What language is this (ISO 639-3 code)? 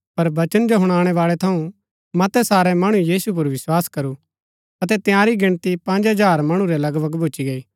gbk